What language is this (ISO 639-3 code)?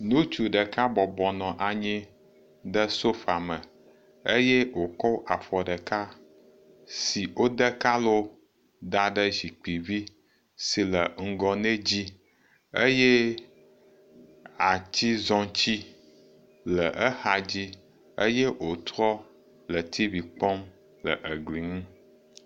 ewe